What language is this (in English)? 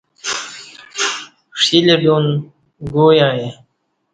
Kati